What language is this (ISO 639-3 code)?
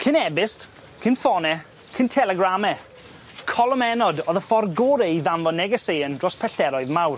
cym